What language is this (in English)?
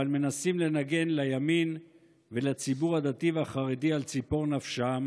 Hebrew